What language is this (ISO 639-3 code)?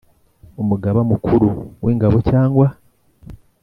kin